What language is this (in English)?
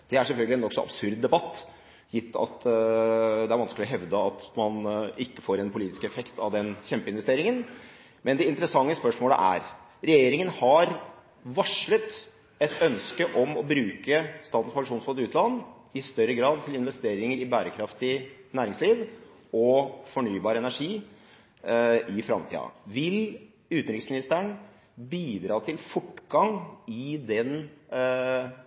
Norwegian Bokmål